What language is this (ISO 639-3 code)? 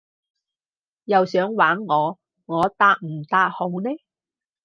yue